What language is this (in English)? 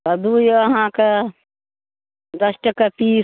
Maithili